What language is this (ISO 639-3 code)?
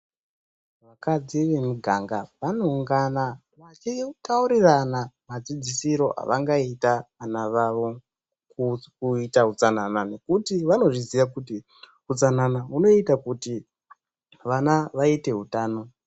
ndc